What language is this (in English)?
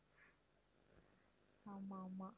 Tamil